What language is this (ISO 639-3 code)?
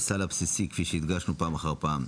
heb